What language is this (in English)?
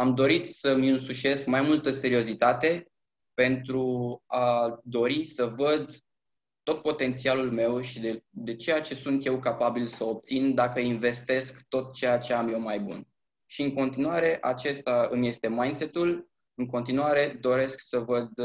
Romanian